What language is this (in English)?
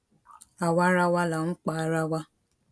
Yoruba